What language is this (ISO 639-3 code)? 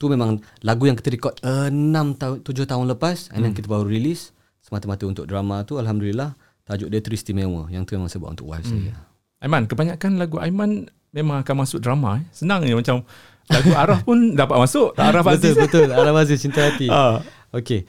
msa